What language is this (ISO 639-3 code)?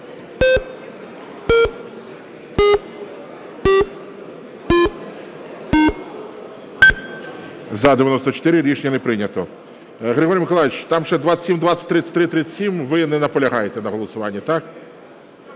ukr